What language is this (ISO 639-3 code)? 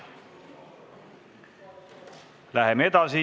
est